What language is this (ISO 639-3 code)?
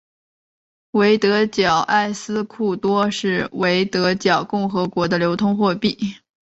zho